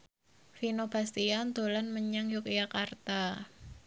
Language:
Javanese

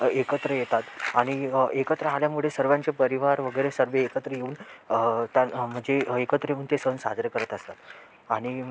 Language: Marathi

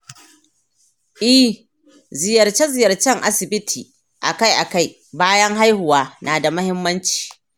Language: Hausa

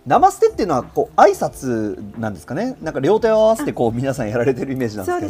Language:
Japanese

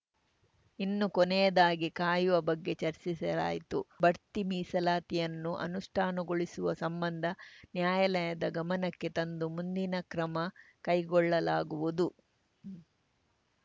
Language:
Kannada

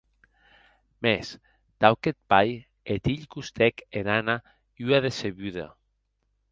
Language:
Occitan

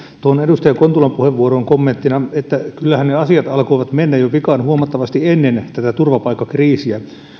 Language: Finnish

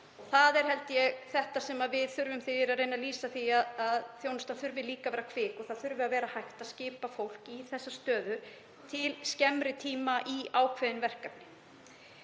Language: Icelandic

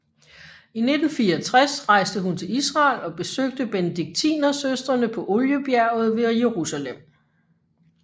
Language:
Danish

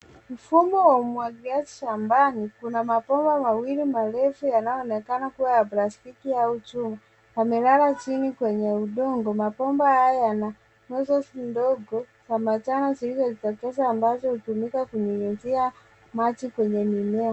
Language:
Swahili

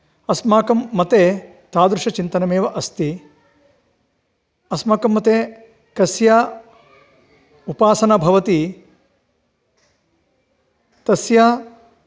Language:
Sanskrit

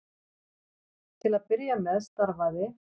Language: Icelandic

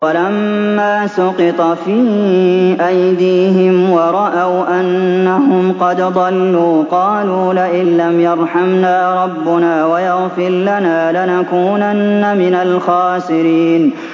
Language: Arabic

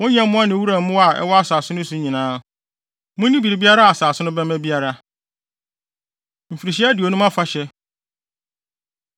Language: Akan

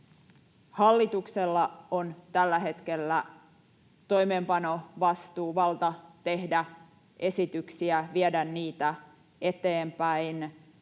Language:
Finnish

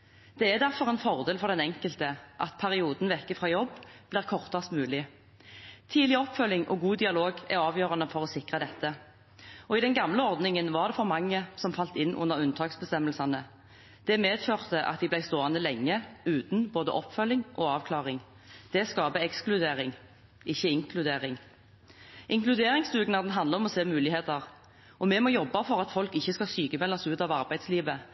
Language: Norwegian Bokmål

